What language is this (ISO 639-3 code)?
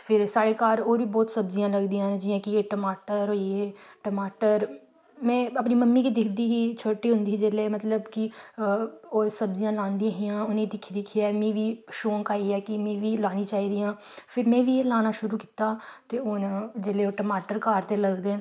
doi